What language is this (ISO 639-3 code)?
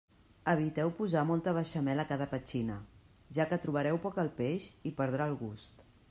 cat